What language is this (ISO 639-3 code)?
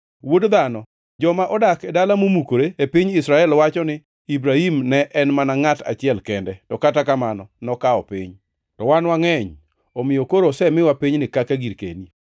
luo